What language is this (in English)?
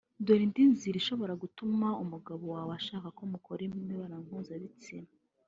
Kinyarwanda